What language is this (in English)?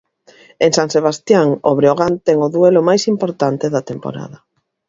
Galician